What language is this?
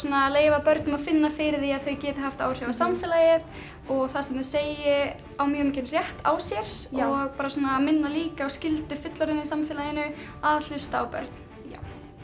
Icelandic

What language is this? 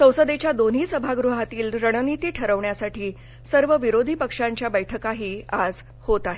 Marathi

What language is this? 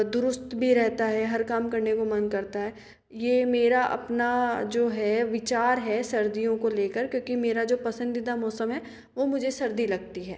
Hindi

